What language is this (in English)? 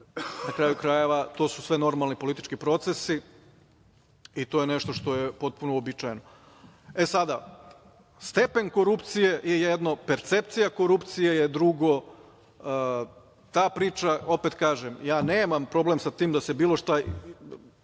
Serbian